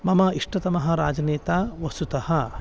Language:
Sanskrit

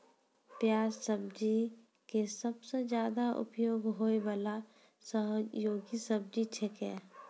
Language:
Maithili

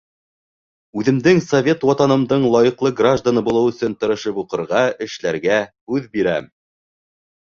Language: Bashkir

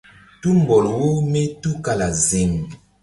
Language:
Mbum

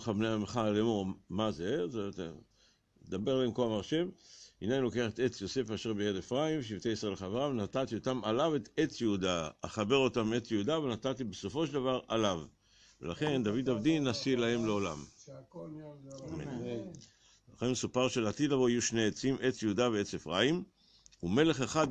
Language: Hebrew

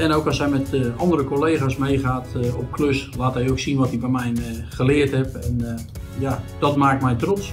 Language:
Dutch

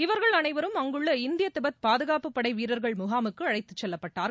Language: Tamil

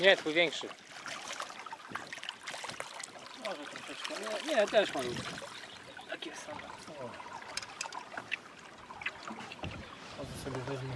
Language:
Polish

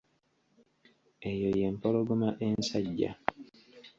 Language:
Ganda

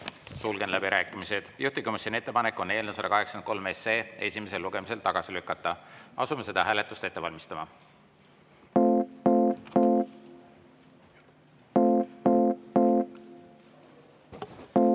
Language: Estonian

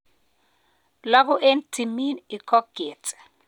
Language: Kalenjin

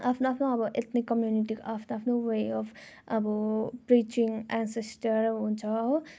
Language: Nepali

